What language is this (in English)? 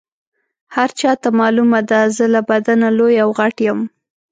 Pashto